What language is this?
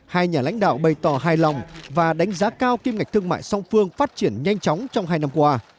Vietnamese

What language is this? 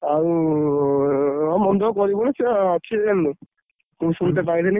Odia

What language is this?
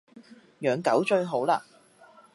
Cantonese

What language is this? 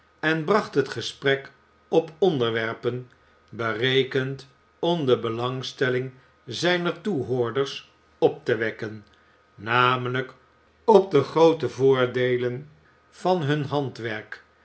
Dutch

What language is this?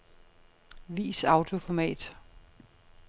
Danish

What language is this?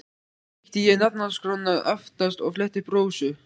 Icelandic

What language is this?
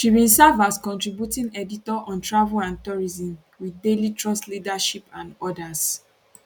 Nigerian Pidgin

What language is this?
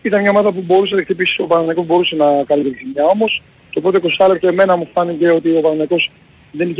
Greek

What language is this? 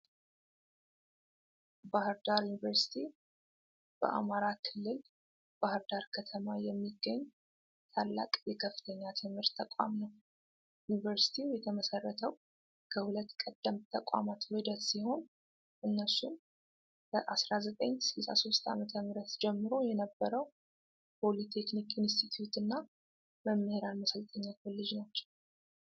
Amharic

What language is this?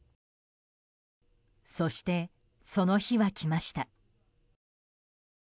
Japanese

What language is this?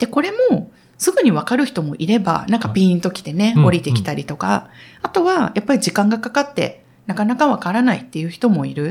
Japanese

